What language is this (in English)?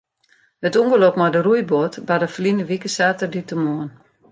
Western Frisian